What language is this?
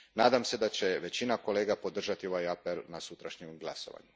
Croatian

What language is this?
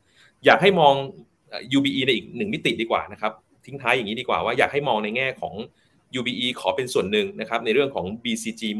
Thai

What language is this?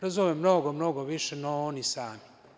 Serbian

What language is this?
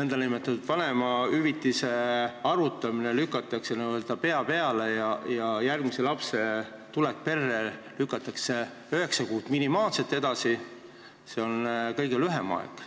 Estonian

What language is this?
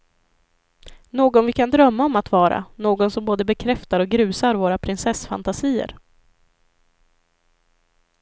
Swedish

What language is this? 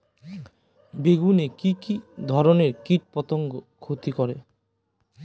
Bangla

